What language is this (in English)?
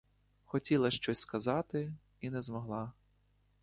Ukrainian